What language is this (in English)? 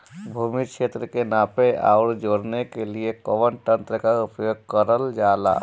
Bhojpuri